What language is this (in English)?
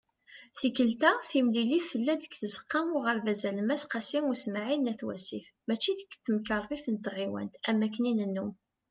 Kabyle